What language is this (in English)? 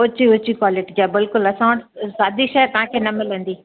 Sindhi